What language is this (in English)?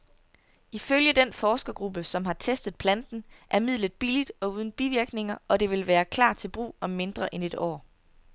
Danish